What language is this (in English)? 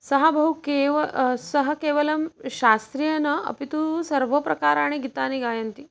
Sanskrit